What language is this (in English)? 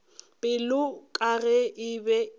Northern Sotho